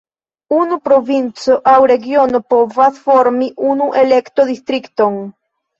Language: Esperanto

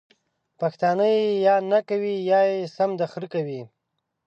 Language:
Pashto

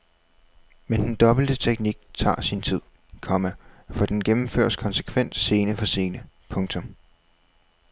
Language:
Danish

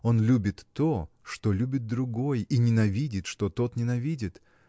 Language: Russian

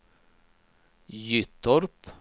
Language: Swedish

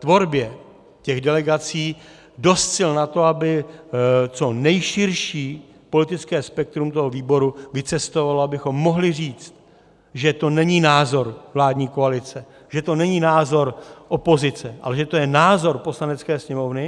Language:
Czech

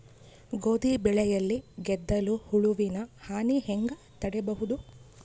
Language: Kannada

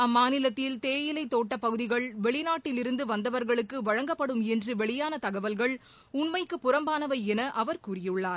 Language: Tamil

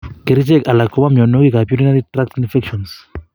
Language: Kalenjin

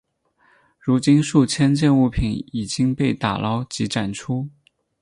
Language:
Chinese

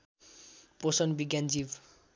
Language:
Nepali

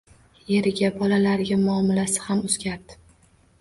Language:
Uzbek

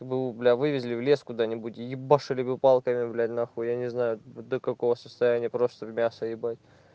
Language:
Russian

